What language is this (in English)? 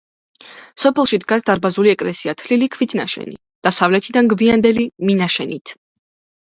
Georgian